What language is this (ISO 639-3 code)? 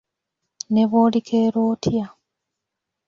lug